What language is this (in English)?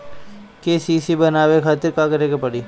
Bhojpuri